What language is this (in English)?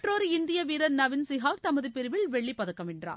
Tamil